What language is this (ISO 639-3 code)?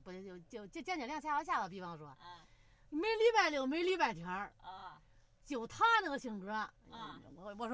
zho